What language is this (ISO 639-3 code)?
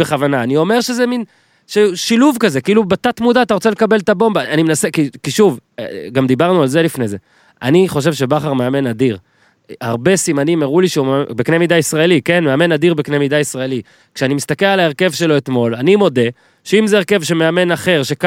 heb